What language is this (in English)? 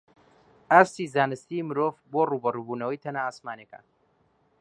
Central Kurdish